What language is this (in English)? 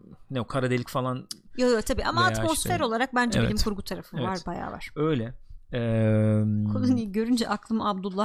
Turkish